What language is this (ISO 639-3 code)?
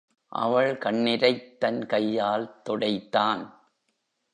tam